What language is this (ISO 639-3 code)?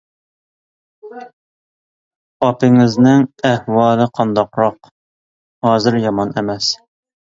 uig